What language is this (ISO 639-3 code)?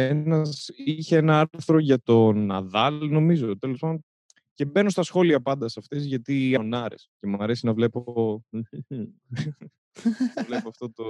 ell